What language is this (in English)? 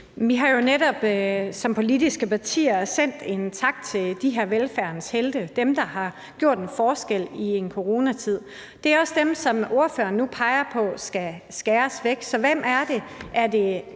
Danish